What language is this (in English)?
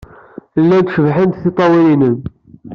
Kabyle